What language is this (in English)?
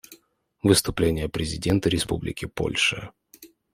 Russian